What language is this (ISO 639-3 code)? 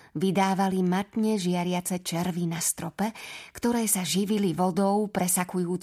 slk